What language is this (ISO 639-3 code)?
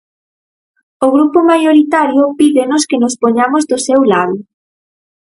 glg